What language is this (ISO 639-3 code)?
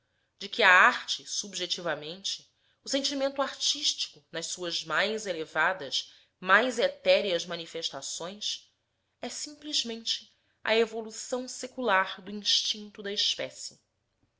por